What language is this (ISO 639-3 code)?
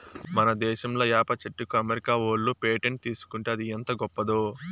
tel